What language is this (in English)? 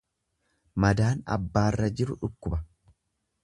Oromo